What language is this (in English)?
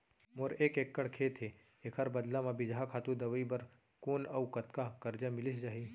Chhattisgarhi